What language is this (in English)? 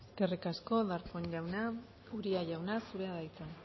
Basque